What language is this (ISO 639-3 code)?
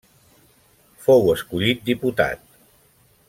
cat